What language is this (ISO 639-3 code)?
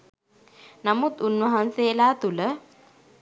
sin